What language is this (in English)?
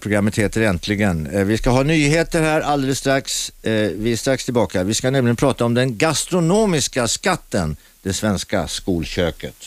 Swedish